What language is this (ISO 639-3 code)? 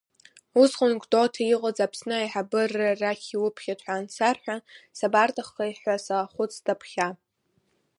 abk